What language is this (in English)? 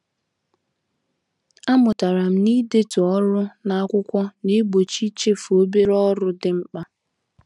Igbo